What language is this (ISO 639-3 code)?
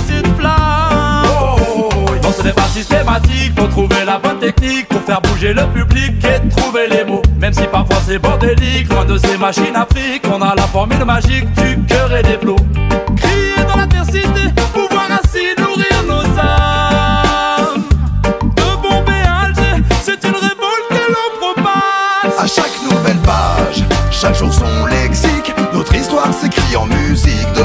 fra